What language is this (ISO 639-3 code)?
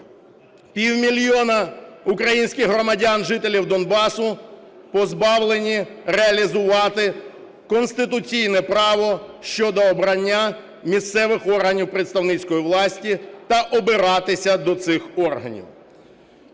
ukr